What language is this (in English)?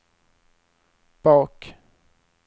Swedish